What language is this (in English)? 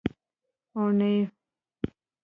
Pashto